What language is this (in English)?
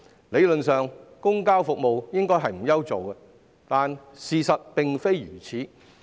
Cantonese